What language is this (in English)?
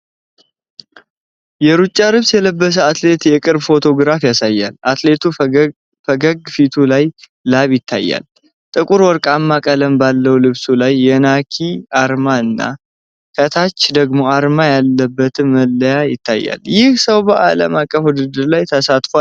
Amharic